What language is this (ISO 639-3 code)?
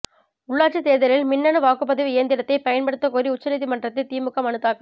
tam